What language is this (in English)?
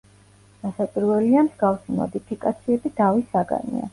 Georgian